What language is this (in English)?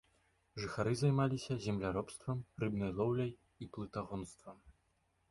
Belarusian